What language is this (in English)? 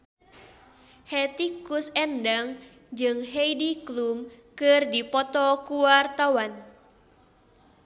Sundanese